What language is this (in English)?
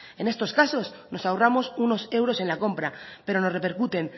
Spanish